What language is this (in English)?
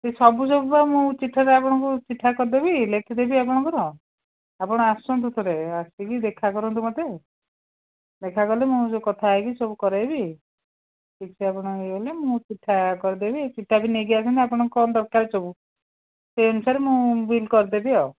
Odia